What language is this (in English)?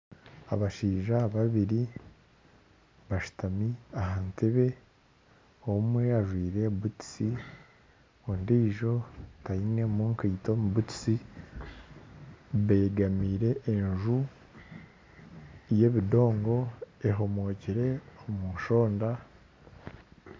Nyankole